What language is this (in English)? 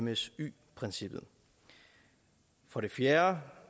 Danish